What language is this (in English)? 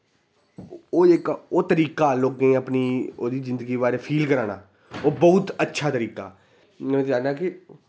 Dogri